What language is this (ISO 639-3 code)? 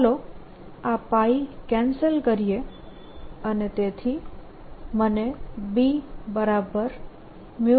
guj